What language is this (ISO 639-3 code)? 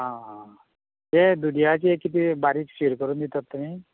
kok